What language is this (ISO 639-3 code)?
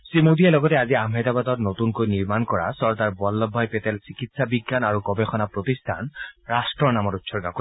asm